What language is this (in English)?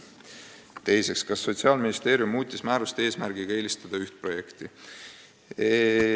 Estonian